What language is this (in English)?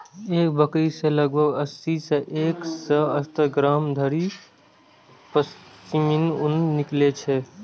Maithili